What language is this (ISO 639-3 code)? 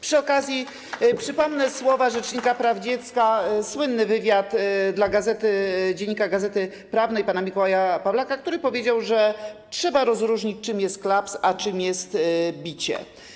pol